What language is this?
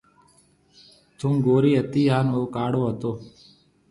Marwari (Pakistan)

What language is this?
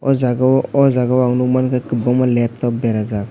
Kok Borok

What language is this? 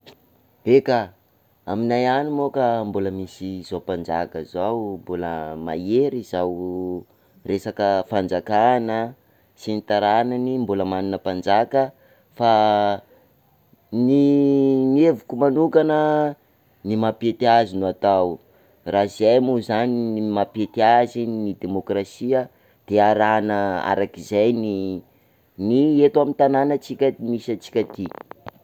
Sakalava Malagasy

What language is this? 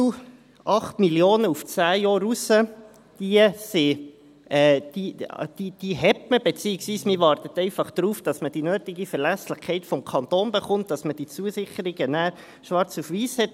Swiss German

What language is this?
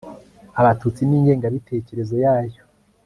Kinyarwanda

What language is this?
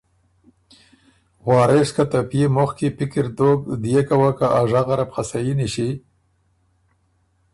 Ormuri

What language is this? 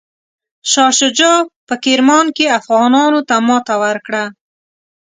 Pashto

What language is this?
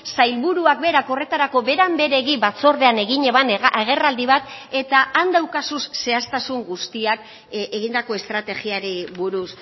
Basque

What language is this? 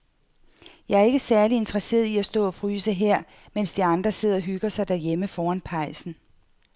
Danish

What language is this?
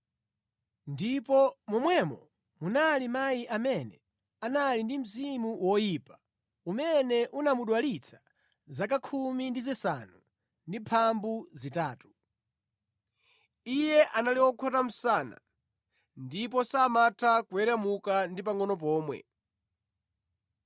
Nyanja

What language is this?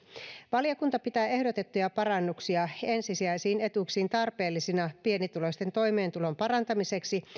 Finnish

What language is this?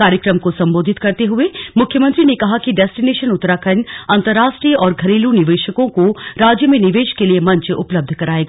Hindi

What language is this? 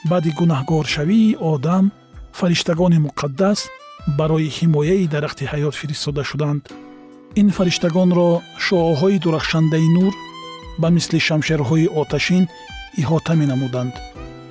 Persian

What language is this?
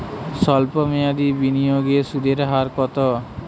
Bangla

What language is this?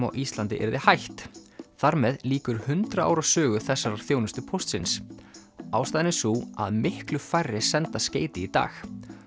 Icelandic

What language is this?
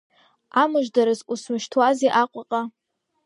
Abkhazian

